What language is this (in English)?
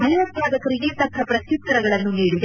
Kannada